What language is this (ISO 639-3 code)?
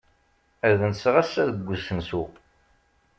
kab